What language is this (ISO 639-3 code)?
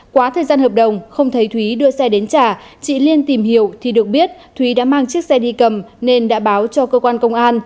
vie